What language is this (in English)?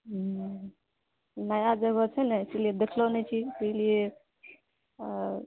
Maithili